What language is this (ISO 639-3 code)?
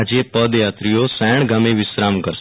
guj